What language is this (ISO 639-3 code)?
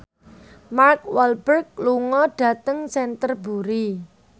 jav